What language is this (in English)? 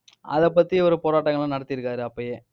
Tamil